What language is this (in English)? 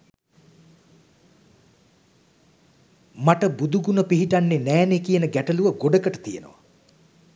Sinhala